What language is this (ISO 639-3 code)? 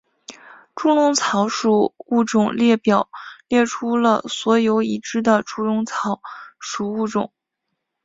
zho